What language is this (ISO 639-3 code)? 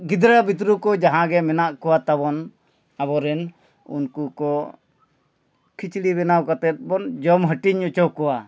sat